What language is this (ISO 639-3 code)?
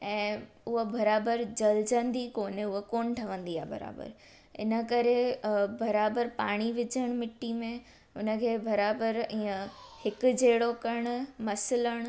snd